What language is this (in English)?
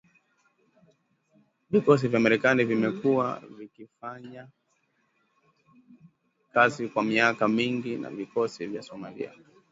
Swahili